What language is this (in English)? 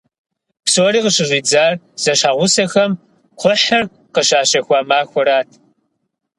Kabardian